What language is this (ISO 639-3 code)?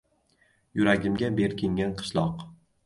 uzb